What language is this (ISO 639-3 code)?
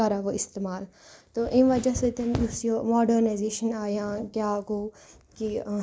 kas